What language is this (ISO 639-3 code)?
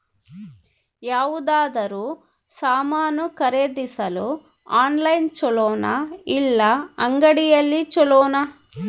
kan